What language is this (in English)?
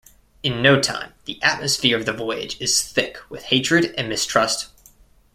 English